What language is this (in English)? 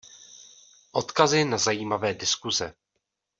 Czech